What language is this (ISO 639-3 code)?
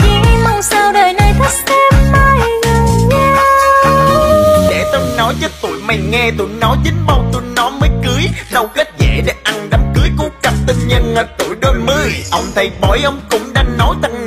vie